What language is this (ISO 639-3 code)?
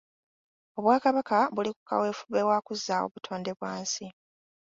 lug